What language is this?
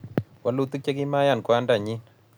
Kalenjin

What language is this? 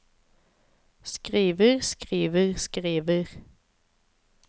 Norwegian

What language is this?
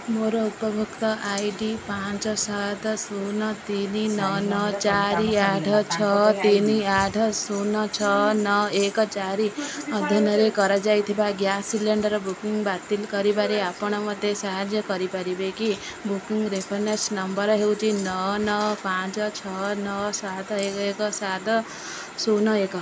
Odia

